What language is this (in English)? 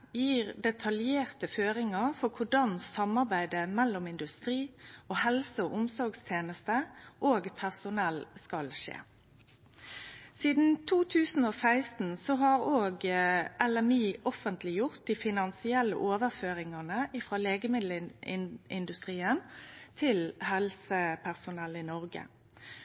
Norwegian Nynorsk